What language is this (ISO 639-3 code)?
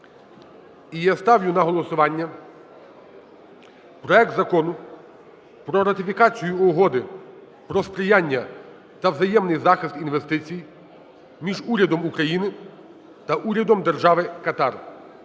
ukr